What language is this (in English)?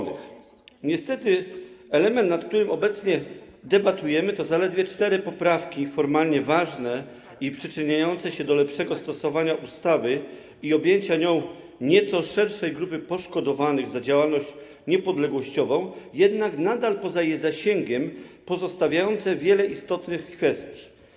Polish